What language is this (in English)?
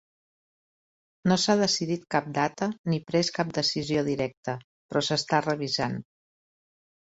Catalan